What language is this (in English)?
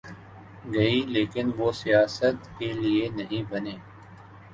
Urdu